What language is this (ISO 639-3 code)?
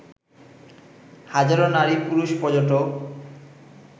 ben